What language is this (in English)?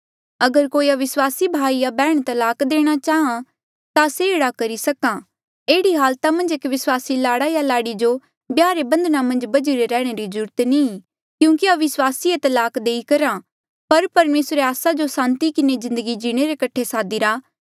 Mandeali